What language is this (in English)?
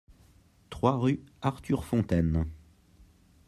French